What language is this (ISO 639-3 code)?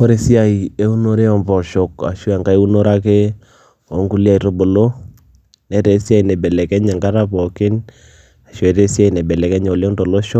mas